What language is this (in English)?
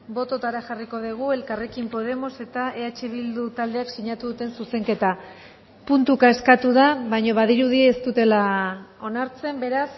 Basque